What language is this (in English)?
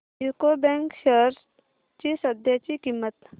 Marathi